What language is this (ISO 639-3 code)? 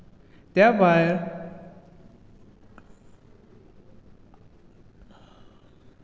kok